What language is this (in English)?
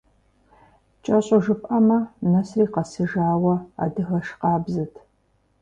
Kabardian